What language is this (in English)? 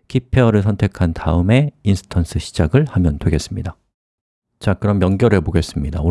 Korean